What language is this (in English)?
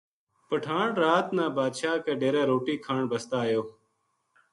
Gujari